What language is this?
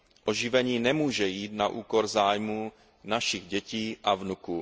Czech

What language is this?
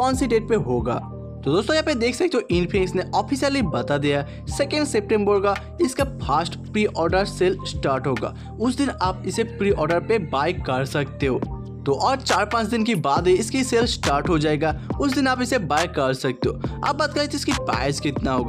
Hindi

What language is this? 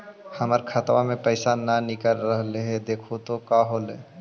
Magahi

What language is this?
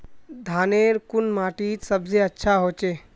Magahi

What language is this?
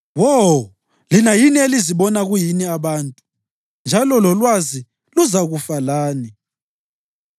North Ndebele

